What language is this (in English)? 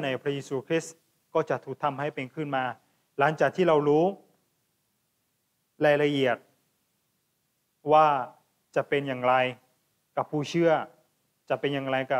Thai